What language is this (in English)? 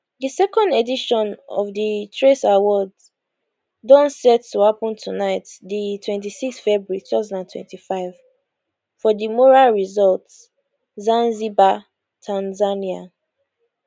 Nigerian Pidgin